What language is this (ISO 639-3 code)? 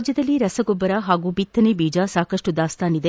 kan